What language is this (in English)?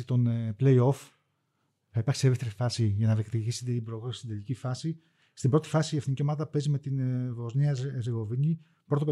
Greek